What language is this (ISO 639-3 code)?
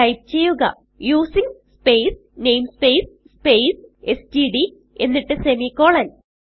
mal